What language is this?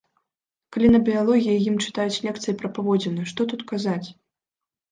Belarusian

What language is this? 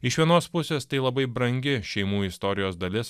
Lithuanian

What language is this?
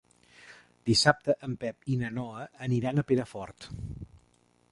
Catalan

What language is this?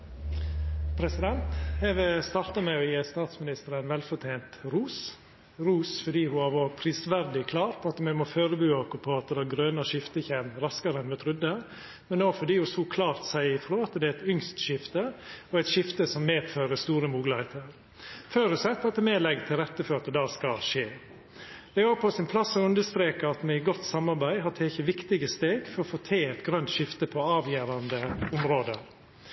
Norwegian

